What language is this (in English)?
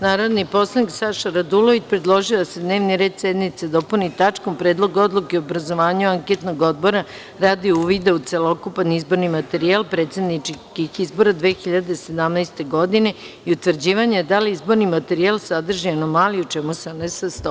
Serbian